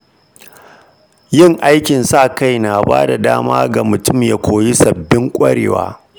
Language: Hausa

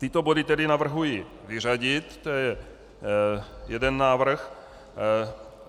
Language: Czech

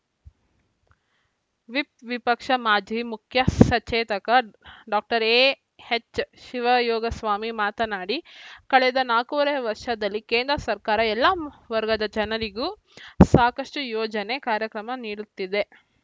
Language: Kannada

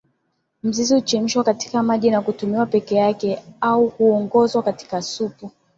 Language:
Swahili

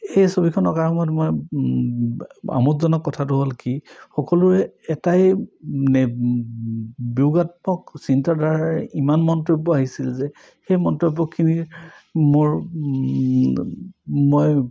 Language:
Assamese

